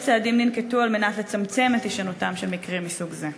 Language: Hebrew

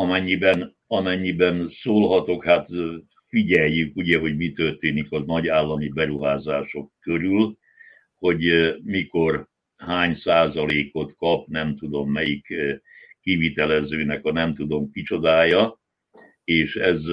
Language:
Hungarian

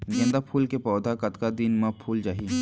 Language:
Chhattisgarhi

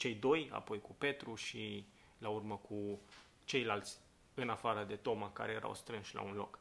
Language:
Romanian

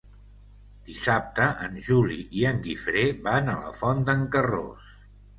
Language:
Catalan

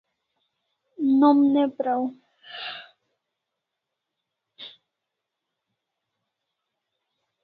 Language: Kalasha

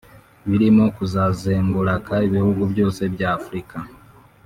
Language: Kinyarwanda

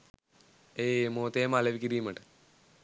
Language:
Sinhala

